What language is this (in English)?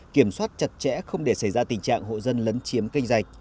Vietnamese